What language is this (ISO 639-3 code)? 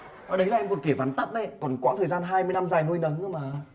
vie